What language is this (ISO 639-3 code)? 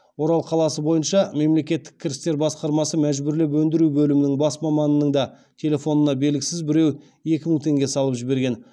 kaz